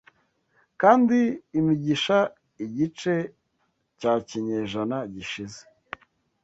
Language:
Kinyarwanda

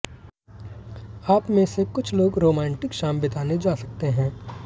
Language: Hindi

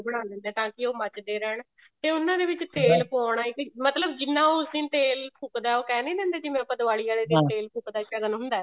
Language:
Punjabi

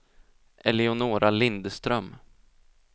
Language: Swedish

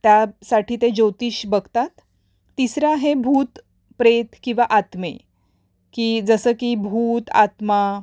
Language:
Marathi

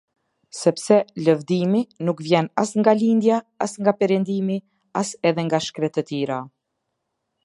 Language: Albanian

